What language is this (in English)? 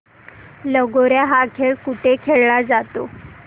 Marathi